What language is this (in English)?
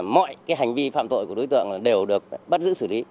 Vietnamese